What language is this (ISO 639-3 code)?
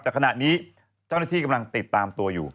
tha